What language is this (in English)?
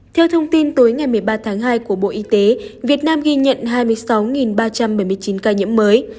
Vietnamese